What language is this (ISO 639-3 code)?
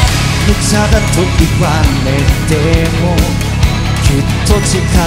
ron